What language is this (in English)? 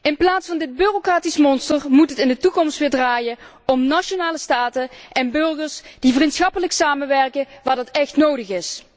Dutch